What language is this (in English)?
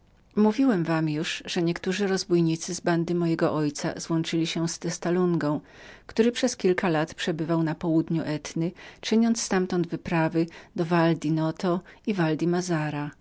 Polish